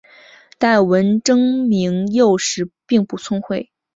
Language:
Chinese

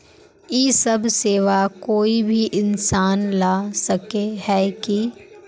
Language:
Magahi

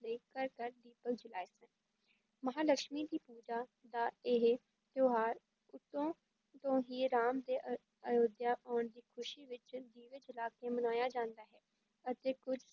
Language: Punjabi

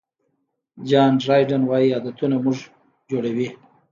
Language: Pashto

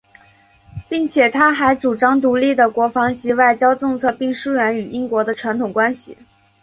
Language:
Chinese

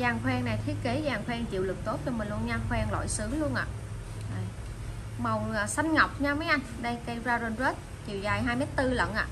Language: Vietnamese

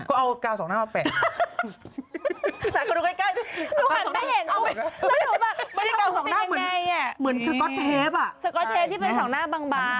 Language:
Thai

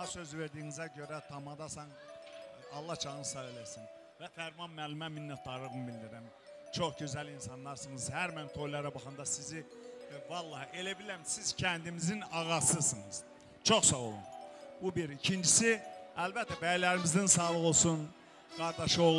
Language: Turkish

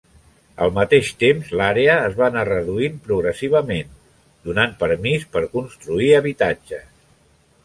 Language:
Catalan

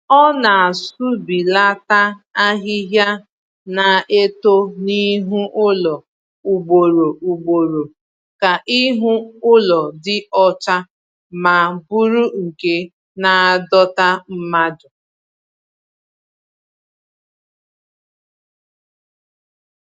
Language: Igbo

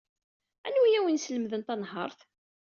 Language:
Kabyle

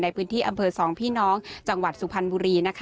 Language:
Thai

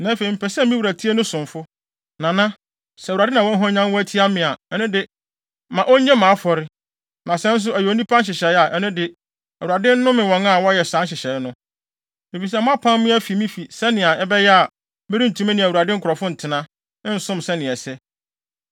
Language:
Akan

